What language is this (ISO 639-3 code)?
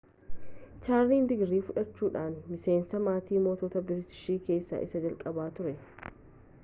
orm